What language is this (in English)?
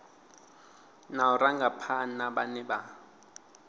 Venda